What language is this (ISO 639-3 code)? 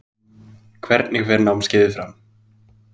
isl